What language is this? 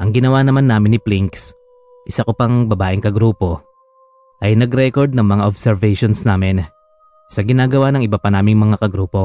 Filipino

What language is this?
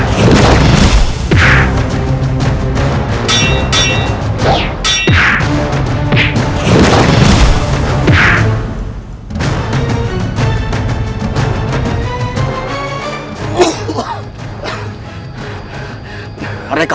Indonesian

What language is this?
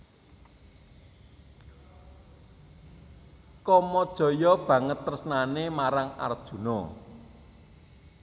Javanese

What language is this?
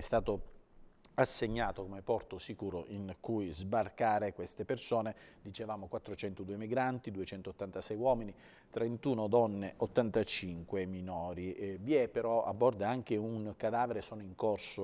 Italian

